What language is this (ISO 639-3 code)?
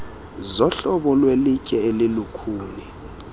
xho